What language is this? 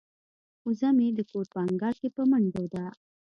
Pashto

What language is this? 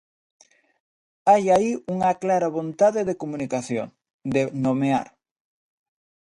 Galician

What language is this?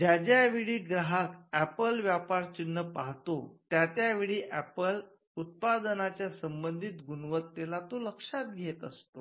Marathi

